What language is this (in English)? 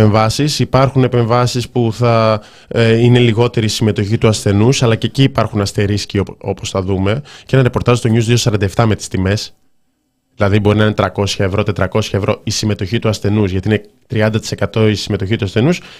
Greek